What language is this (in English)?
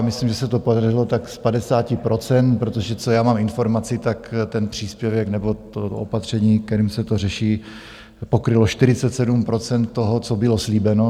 Czech